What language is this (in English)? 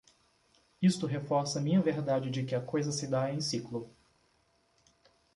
Portuguese